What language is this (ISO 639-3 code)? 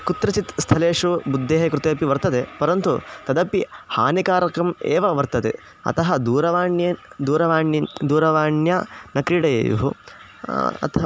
san